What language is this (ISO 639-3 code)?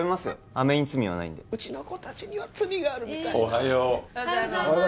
jpn